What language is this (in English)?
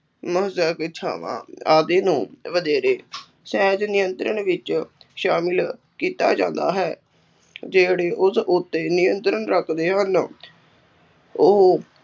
Punjabi